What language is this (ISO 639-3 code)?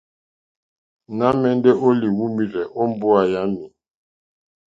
bri